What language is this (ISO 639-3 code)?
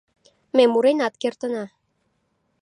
chm